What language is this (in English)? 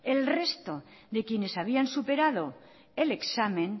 Spanish